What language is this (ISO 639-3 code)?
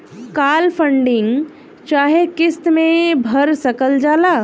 bho